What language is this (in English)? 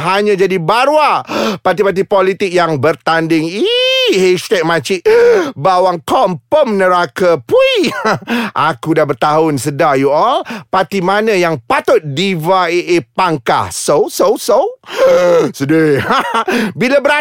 Malay